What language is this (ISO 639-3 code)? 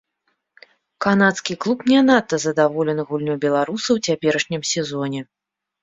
bel